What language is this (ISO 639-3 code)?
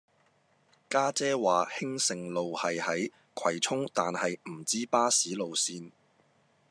yue